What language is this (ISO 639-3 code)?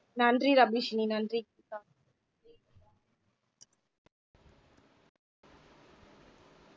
tam